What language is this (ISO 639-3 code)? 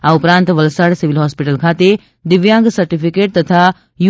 guj